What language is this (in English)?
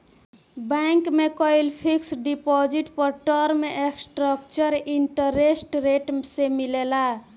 Bhojpuri